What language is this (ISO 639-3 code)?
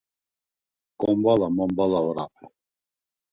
lzz